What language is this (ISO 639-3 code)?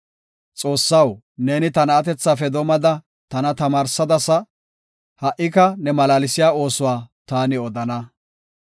gof